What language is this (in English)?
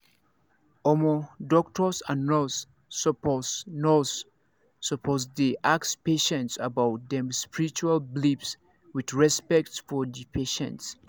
Nigerian Pidgin